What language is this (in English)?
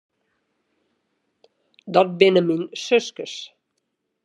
Western Frisian